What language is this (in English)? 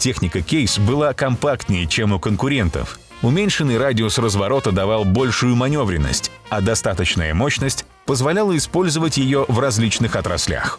Russian